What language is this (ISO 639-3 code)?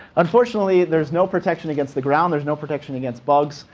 eng